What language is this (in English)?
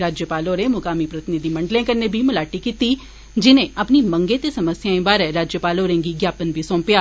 Dogri